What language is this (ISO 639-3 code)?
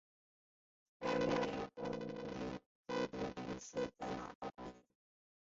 zho